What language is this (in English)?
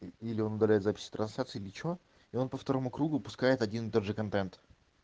Russian